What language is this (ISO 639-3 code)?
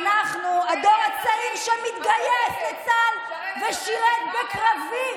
heb